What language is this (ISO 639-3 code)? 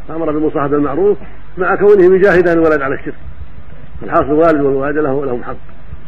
ara